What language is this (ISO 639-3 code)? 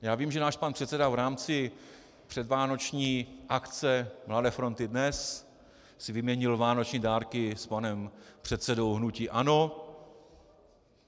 ces